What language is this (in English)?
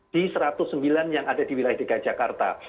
Indonesian